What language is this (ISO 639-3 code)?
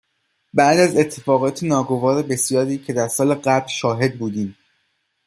fas